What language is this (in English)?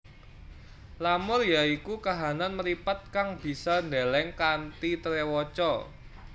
Javanese